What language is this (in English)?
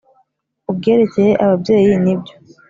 Kinyarwanda